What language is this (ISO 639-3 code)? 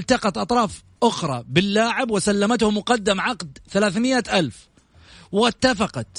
ara